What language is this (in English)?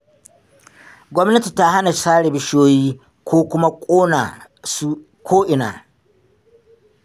Hausa